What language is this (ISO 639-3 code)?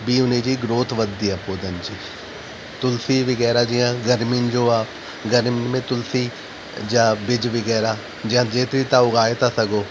snd